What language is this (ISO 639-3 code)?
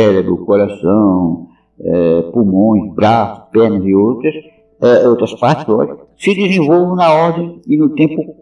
por